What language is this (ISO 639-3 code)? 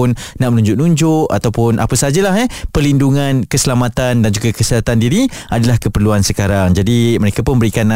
msa